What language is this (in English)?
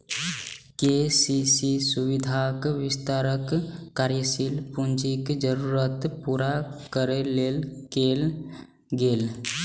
Maithili